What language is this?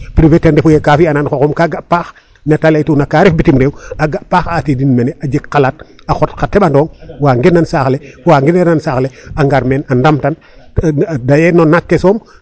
Serer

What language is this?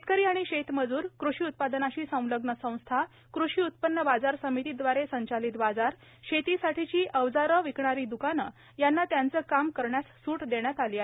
Marathi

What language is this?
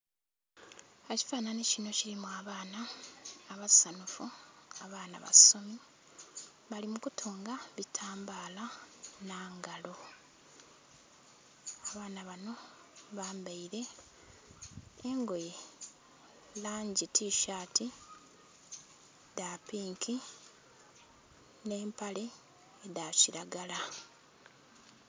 Soga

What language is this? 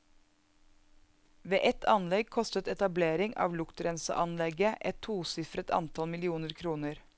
Norwegian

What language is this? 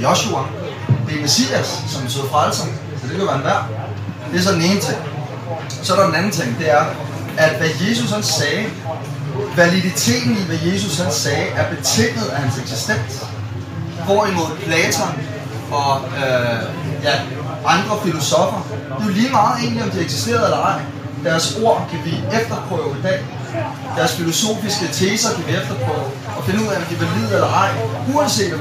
Danish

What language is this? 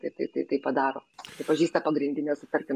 Lithuanian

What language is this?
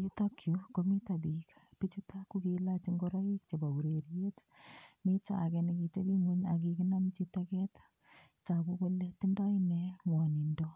Kalenjin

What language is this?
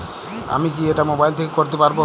Bangla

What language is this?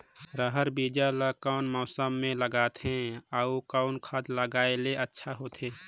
Chhattisgarhi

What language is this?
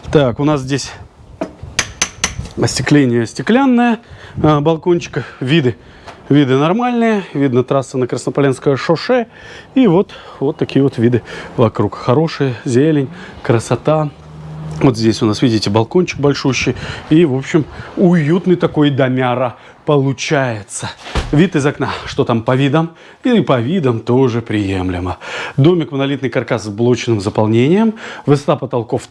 Russian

